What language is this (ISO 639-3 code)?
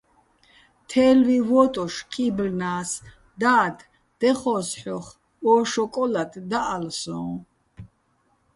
bbl